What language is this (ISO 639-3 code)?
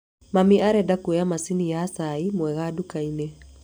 kik